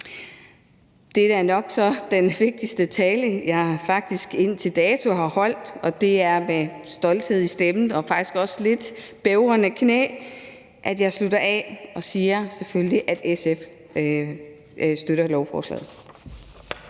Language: Danish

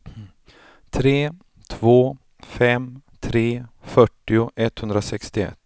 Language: Swedish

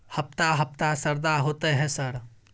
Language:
Maithili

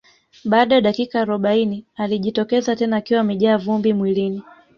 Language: Swahili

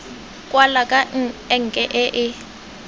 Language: Tswana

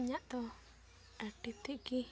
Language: Santali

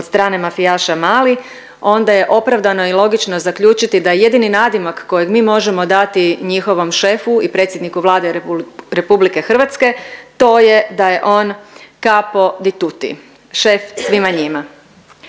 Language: Croatian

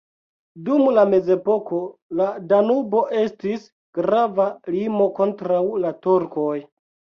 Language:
Esperanto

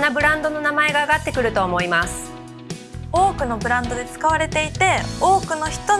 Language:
Japanese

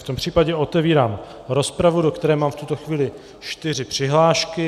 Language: Czech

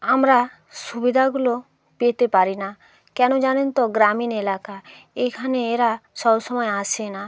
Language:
Bangla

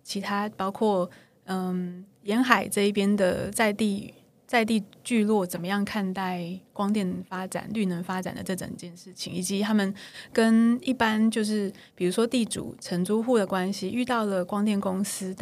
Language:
Chinese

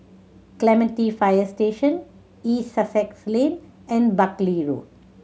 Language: English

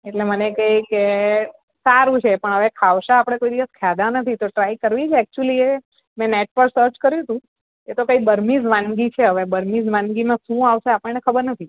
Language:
Gujarati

